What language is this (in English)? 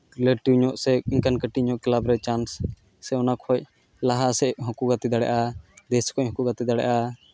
Santali